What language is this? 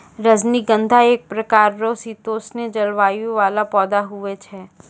Maithili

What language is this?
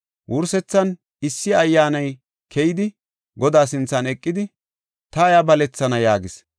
Gofa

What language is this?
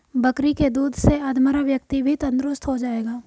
Hindi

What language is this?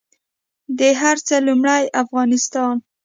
Pashto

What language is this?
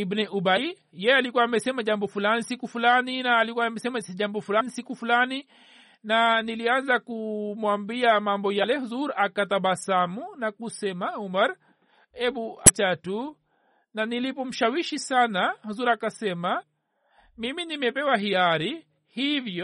Swahili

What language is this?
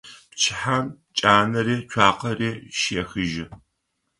Adyghe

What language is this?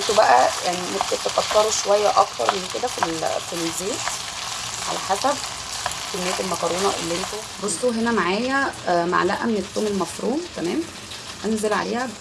Arabic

